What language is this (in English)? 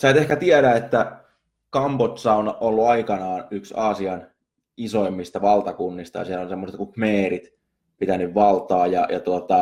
Finnish